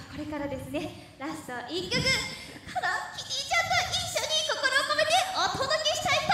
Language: Japanese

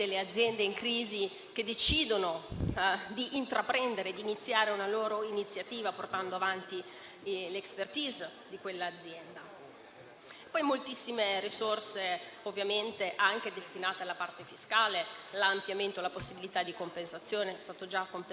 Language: Italian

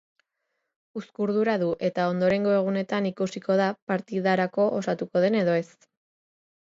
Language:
Basque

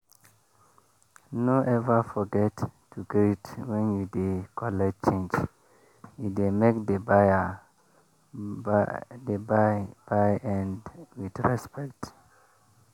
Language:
Nigerian Pidgin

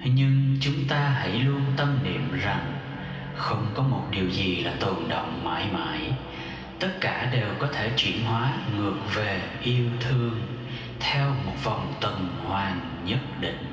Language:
Vietnamese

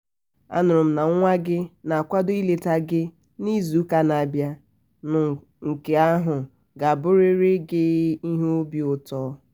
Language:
Igbo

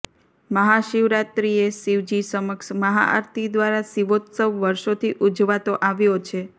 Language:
Gujarati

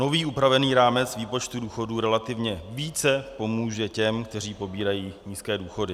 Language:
Czech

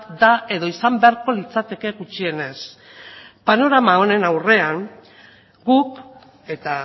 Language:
Basque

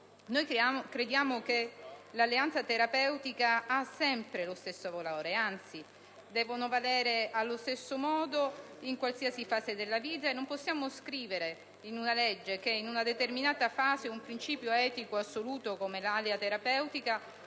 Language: Italian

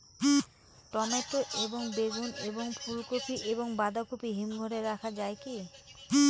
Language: Bangla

